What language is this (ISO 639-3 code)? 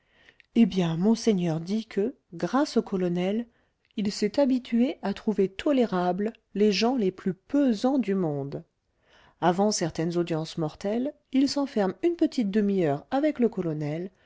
fra